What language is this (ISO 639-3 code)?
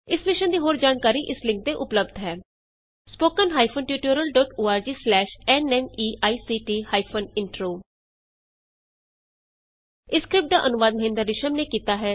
pan